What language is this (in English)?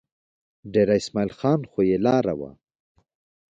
Pashto